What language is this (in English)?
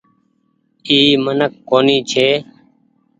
Goaria